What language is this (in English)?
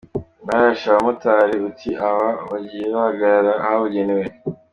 Kinyarwanda